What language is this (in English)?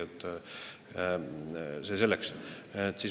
Estonian